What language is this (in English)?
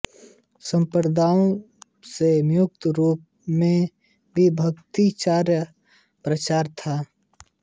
Hindi